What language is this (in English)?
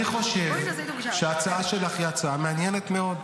Hebrew